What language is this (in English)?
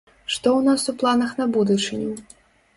Belarusian